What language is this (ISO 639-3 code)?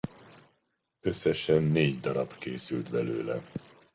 hun